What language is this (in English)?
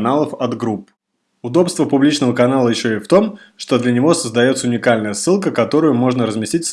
Russian